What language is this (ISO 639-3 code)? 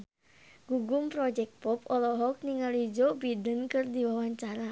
sun